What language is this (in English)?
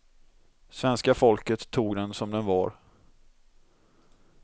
Swedish